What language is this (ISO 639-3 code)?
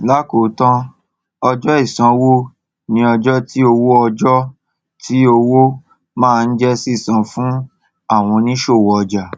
yor